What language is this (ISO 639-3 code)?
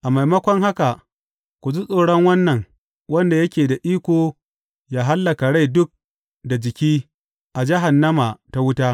hau